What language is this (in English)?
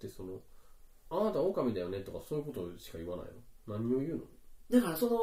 Japanese